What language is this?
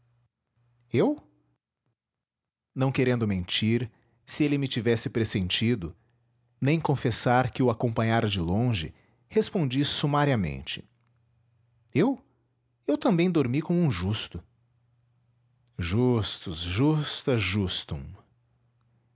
Portuguese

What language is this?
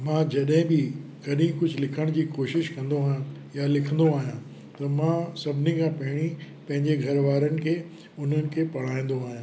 Sindhi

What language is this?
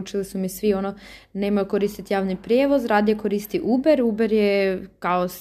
Croatian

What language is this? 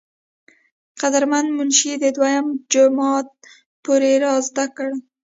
Pashto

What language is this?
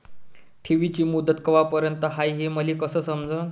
Marathi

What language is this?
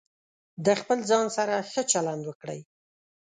Pashto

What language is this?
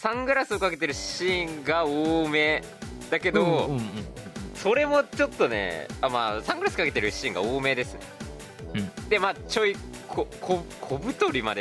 Japanese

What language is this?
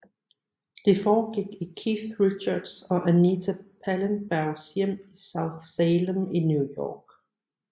Danish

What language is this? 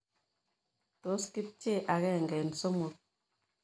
Kalenjin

